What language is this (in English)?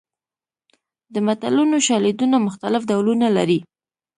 Pashto